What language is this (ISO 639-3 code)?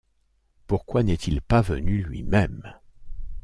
fra